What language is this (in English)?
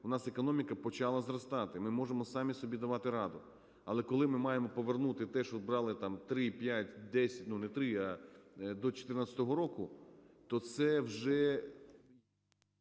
Ukrainian